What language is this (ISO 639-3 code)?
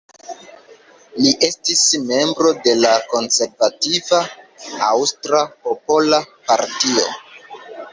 epo